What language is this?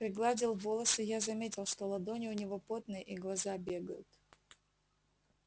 Russian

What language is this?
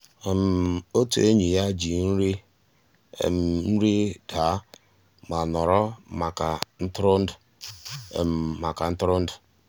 Igbo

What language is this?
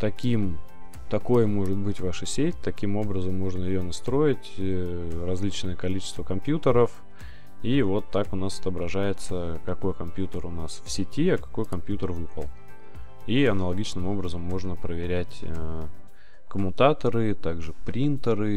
Russian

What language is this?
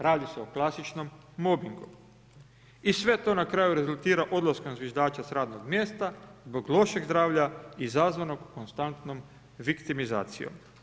Croatian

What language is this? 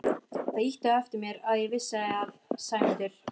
Icelandic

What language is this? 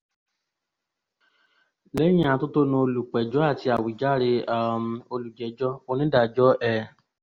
Yoruba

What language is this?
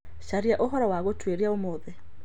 Kikuyu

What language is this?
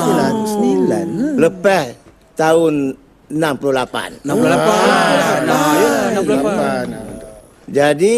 Malay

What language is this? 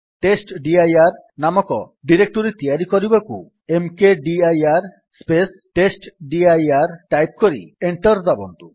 Odia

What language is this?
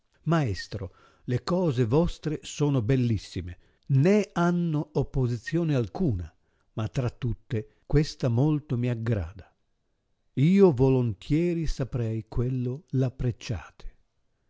Italian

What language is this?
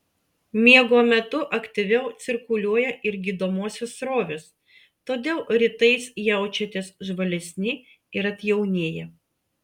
Lithuanian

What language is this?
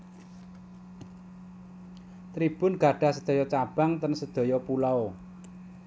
Javanese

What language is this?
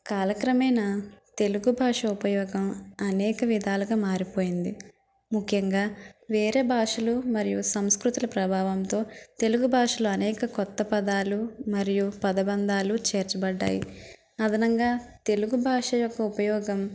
Telugu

